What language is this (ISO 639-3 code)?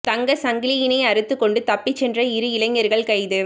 tam